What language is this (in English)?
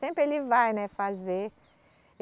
Portuguese